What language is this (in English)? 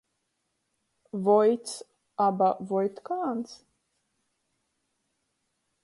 Latgalian